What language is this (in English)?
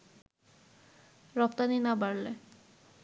Bangla